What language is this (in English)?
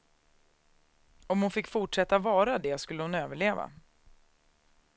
Swedish